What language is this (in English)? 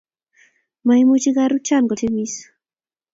Kalenjin